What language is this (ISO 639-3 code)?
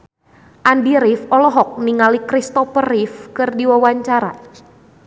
sun